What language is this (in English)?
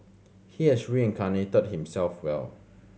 English